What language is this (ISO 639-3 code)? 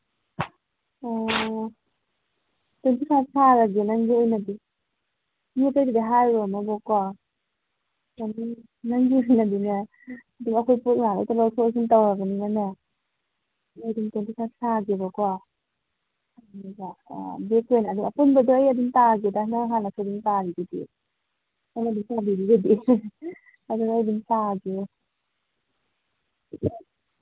mni